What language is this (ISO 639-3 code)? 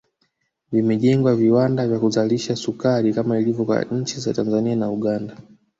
swa